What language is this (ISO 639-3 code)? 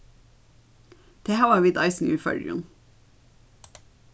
fao